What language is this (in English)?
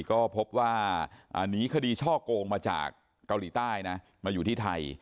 Thai